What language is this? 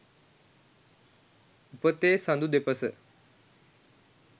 Sinhala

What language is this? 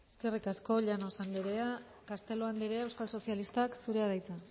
Basque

